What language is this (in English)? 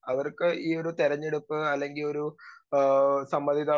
Malayalam